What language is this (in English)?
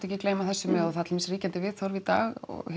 Icelandic